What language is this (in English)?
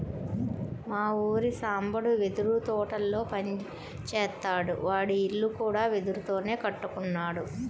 Telugu